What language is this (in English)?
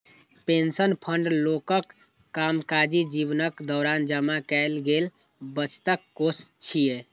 Maithili